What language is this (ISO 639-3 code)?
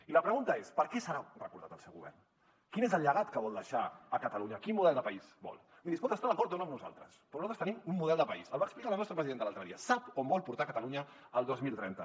cat